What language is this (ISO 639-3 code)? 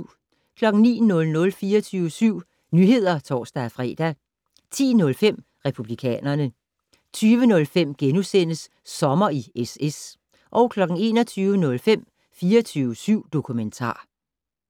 dan